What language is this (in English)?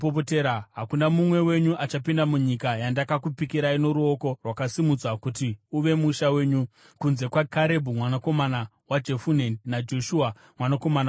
Shona